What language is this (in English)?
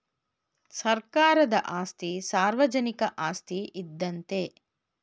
Kannada